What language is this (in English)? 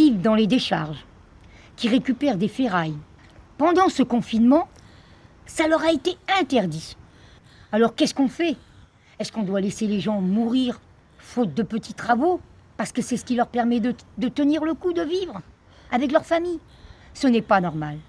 French